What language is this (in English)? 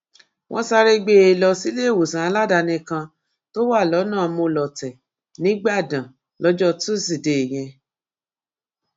Yoruba